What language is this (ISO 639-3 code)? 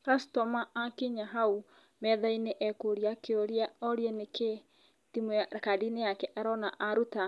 kik